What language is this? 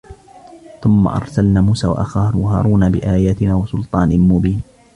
Arabic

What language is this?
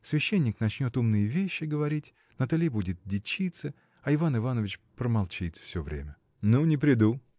Russian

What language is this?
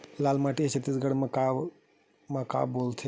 Chhattisgarhi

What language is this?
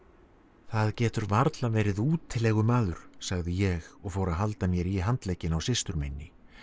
Icelandic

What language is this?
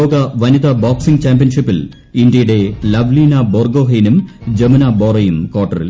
Malayalam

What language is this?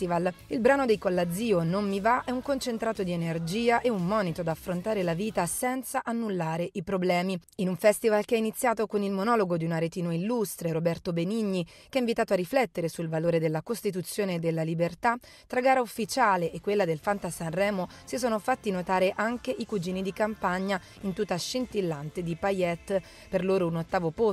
Italian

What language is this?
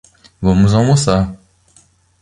Portuguese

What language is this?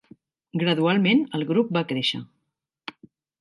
Catalan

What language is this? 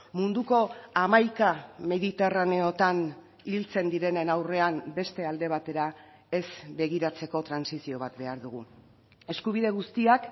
Basque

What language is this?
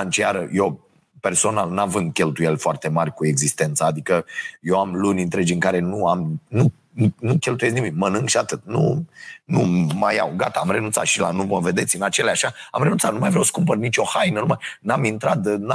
Romanian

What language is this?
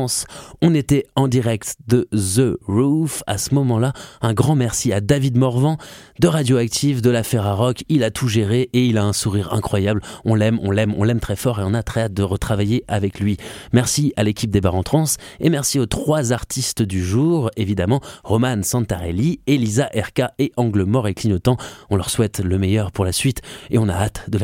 French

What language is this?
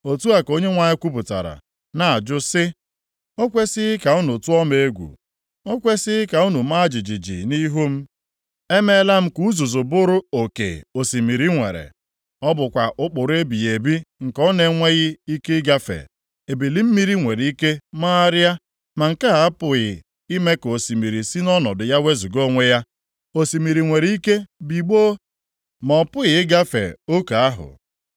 Igbo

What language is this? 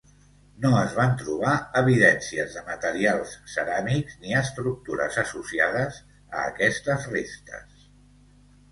Catalan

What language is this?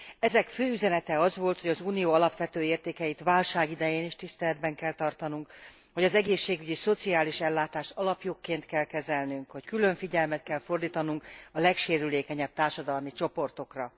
Hungarian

